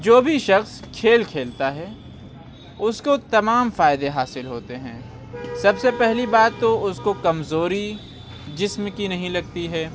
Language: Urdu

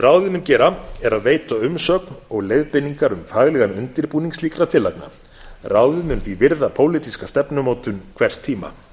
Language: Icelandic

